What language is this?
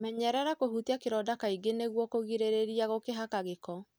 Kikuyu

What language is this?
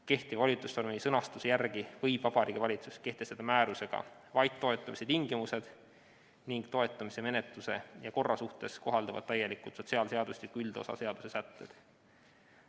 Estonian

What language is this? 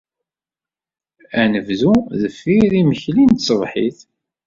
Kabyle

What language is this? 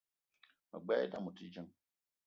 Eton (Cameroon)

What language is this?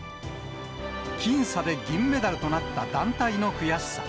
Japanese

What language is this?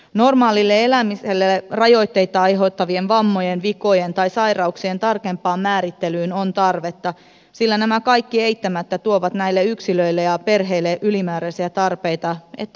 Finnish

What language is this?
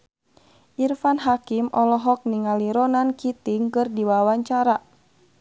Sundanese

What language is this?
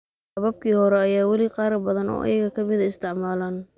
Somali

